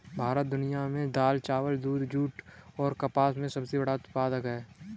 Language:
Hindi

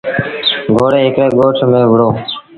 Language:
Sindhi Bhil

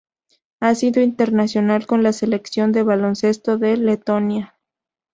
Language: Spanish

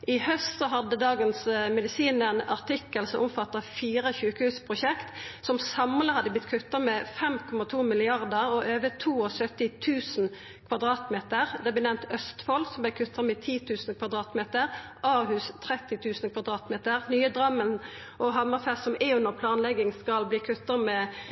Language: Norwegian Nynorsk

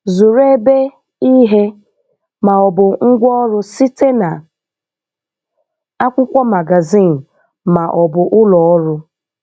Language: Igbo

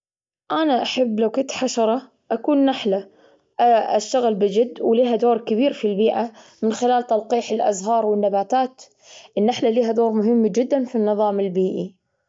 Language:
Gulf Arabic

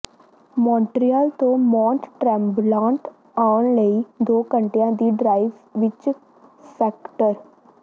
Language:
Punjabi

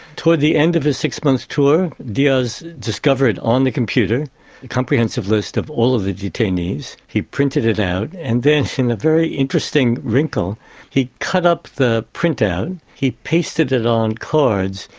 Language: English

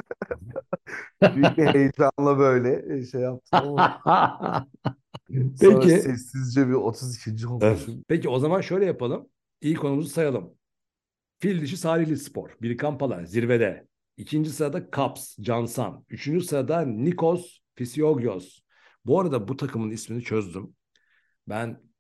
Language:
Turkish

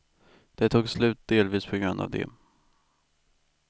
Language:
Swedish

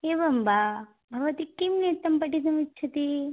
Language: Sanskrit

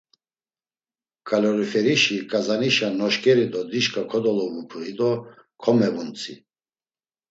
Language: Laz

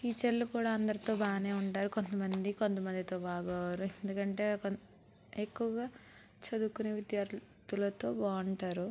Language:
Telugu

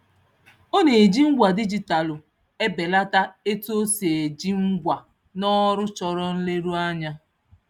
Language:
Igbo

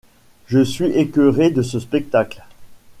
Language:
French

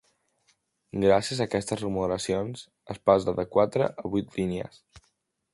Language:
Catalan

